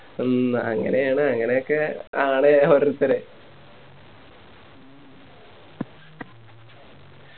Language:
Malayalam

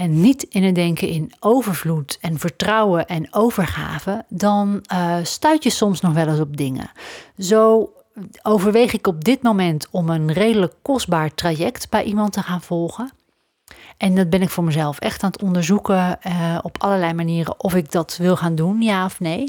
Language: Dutch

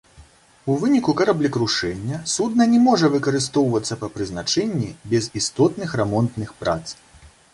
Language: Belarusian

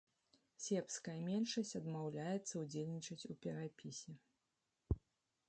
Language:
Belarusian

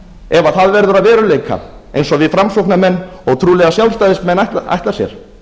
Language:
Icelandic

